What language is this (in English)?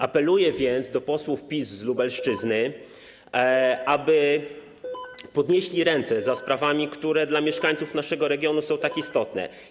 Polish